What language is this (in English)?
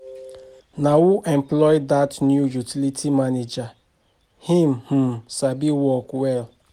Nigerian Pidgin